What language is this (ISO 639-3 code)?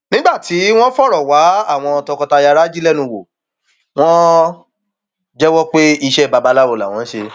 yor